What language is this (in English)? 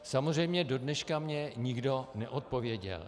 Czech